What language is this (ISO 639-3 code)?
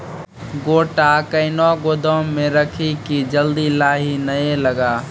mai